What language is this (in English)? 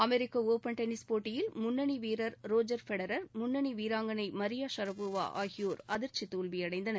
Tamil